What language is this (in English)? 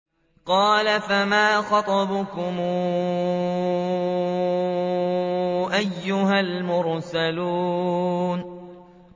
Arabic